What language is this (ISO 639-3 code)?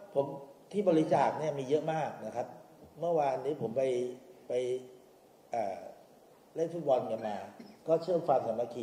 tha